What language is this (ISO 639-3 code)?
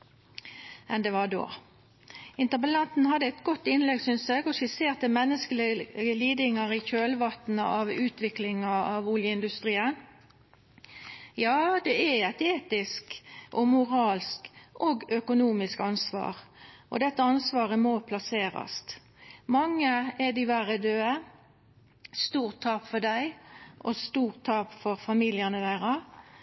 nno